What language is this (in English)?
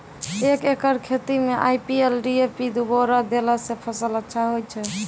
Maithili